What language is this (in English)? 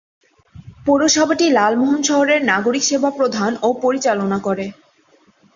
Bangla